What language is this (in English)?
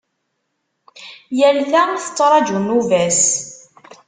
Kabyle